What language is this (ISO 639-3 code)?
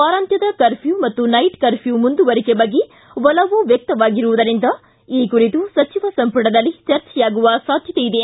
kan